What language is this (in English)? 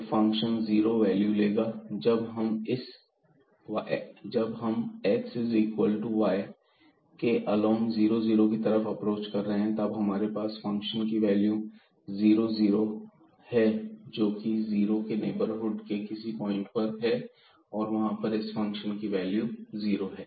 Hindi